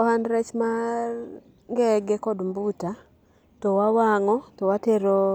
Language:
Luo (Kenya and Tanzania)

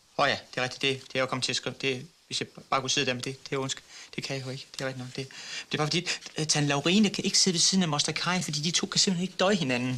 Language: Danish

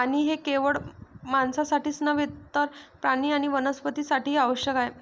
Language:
Marathi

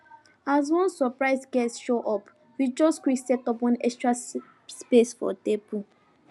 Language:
Nigerian Pidgin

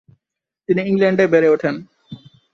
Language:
Bangla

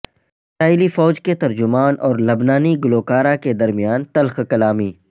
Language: Urdu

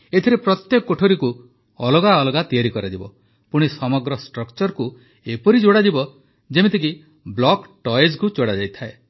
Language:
Odia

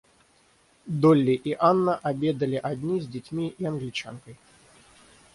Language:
Russian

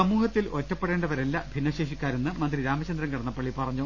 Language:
Malayalam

